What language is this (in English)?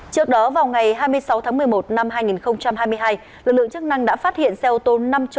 Vietnamese